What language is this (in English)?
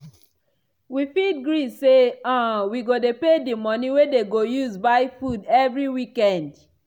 Nigerian Pidgin